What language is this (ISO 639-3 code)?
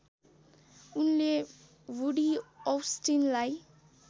nep